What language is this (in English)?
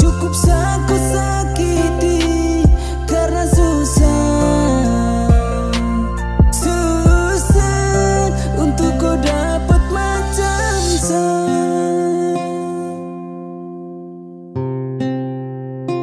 Indonesian